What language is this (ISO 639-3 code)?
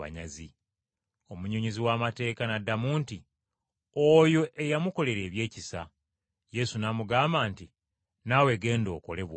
lug